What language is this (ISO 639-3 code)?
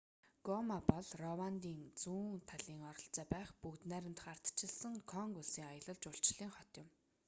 mon